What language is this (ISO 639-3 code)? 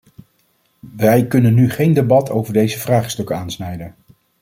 nld